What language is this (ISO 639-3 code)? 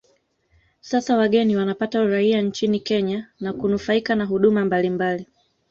swa